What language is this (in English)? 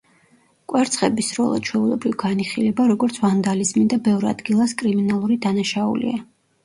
Georgian